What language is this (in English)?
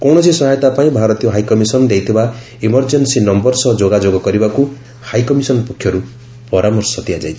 Odia